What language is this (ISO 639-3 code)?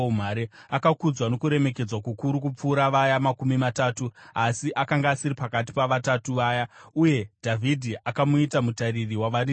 sna